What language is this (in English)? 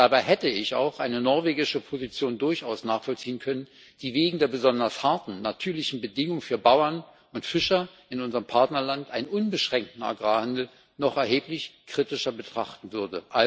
German